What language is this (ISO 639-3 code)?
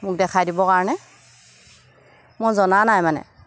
asm